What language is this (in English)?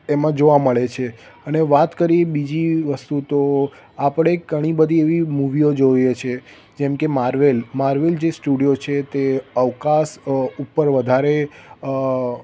Gujarati